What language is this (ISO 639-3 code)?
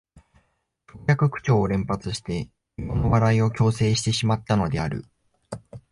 jpn